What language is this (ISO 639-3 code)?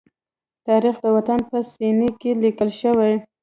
pus